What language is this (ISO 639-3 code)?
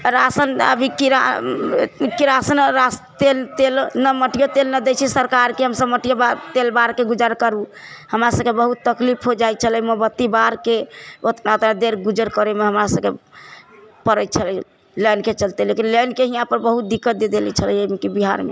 mai